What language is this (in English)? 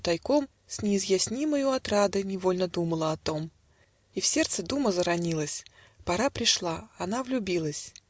Russian